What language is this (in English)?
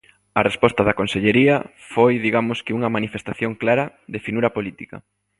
Galician